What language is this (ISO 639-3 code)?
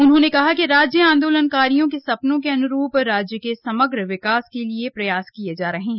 hin